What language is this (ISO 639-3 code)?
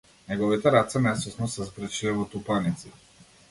mkd